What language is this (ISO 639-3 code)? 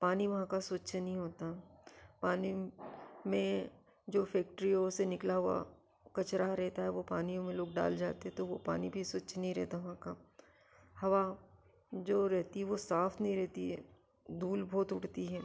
hin